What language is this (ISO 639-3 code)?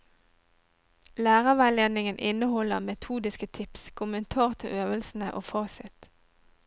nor